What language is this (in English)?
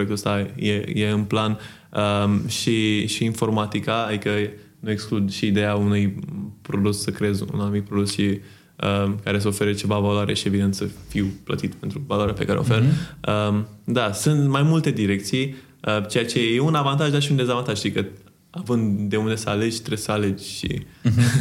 Romanian